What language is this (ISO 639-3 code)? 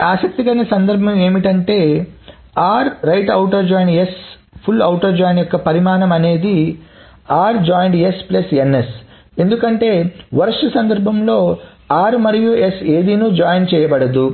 tel